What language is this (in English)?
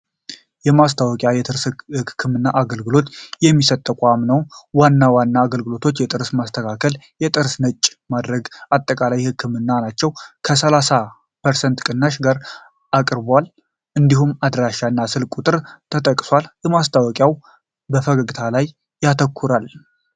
Amharic